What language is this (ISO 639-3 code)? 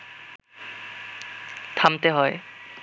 ben